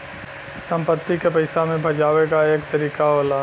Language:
Bhojpuri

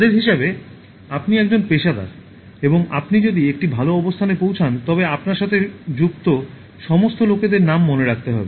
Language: Bangla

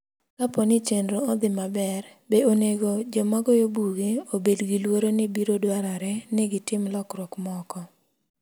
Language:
Luo (Kenya and Tanzania)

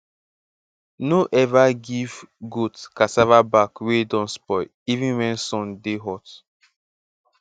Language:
Nigerian Pidgin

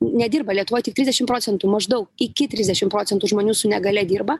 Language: Lithuanian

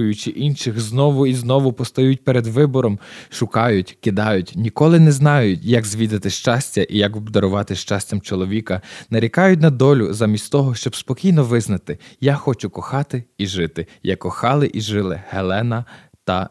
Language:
Ukrainian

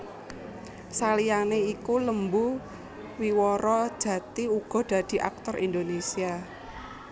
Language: Javanese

